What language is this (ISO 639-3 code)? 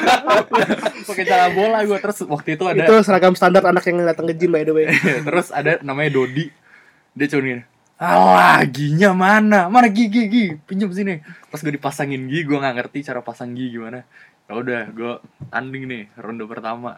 ind